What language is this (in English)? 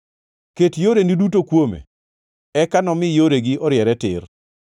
Luo (Kenya and Tanzania)